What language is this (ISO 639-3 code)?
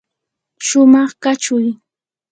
qur